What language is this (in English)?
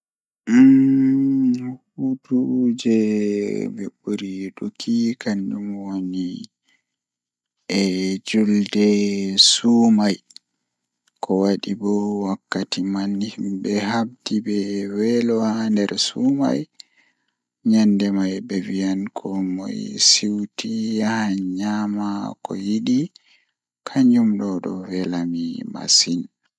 Fula